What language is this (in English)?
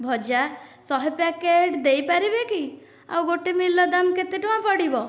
Odia